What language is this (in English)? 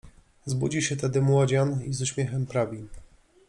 Polish